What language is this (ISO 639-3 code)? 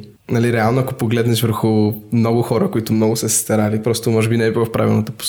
bul